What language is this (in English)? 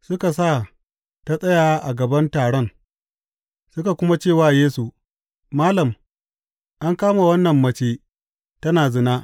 Hausa